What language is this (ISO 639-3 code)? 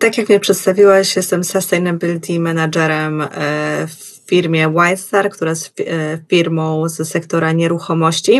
pol